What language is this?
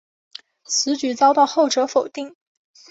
Chinese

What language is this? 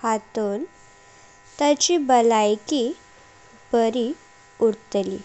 Konkani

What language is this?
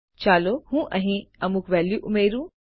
Gujarati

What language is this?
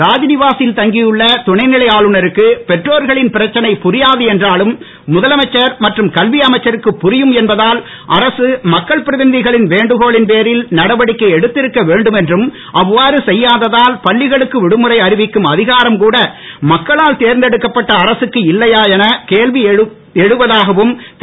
Tamil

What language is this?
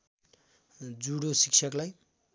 Nepali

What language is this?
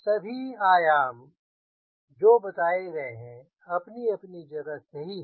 Hindi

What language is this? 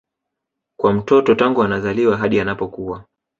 Swahili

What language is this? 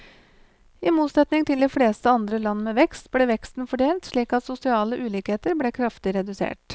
Norwegian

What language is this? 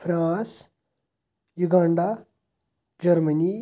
Kashmiri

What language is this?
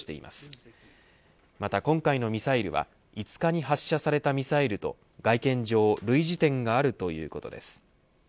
Japanese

